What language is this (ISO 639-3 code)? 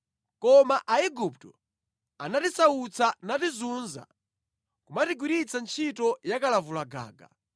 nya